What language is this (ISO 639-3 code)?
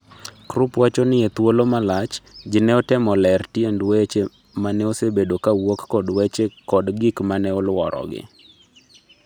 luo